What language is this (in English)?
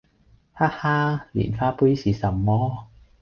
Cantonese